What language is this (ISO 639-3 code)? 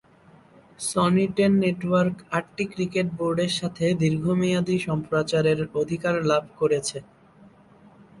ben